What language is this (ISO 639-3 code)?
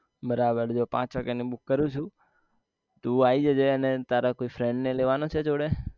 guj